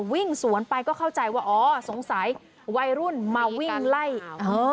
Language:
Thai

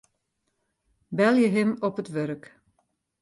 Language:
Western Frisian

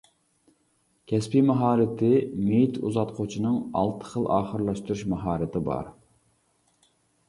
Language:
Uyghur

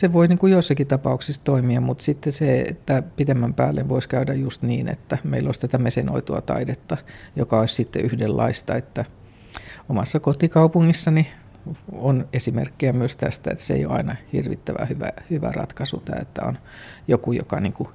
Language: Finnish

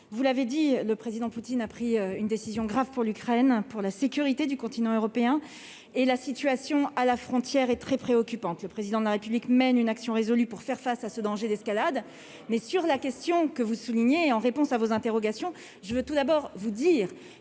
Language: French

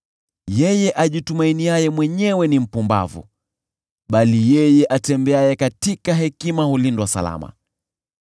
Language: Swahili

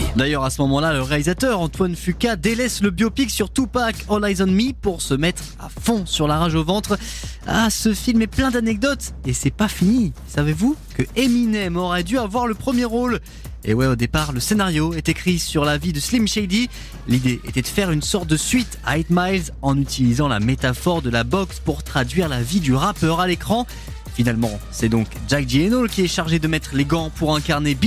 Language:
French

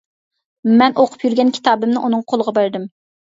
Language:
Uyghur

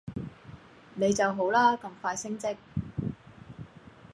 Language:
Cantonese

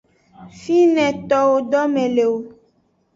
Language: Aja (Benin)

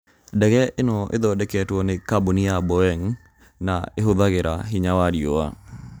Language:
Kikuyu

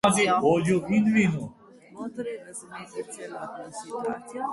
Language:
Slovenian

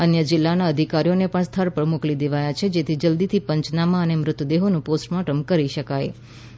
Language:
Gujarati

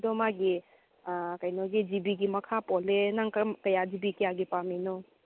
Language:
Manipuri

